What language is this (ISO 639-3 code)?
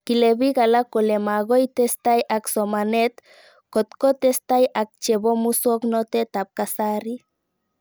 kln